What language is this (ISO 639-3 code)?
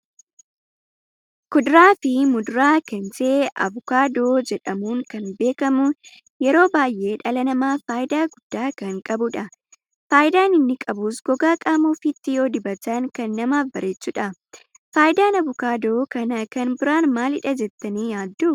orm